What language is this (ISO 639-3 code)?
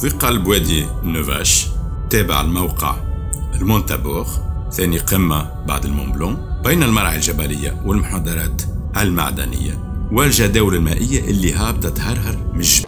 ara